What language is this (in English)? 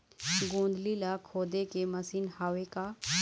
Chhattisgarhi